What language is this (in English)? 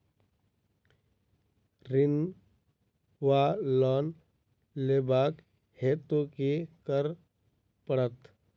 Maithili